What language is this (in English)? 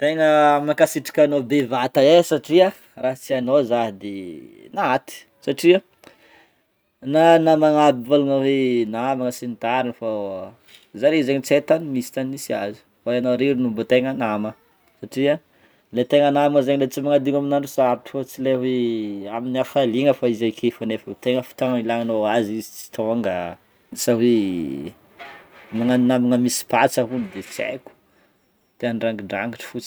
Northern Betsimisaraka Malagasy